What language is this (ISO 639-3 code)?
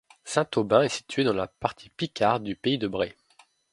fra